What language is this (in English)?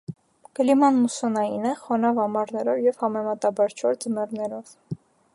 Armenian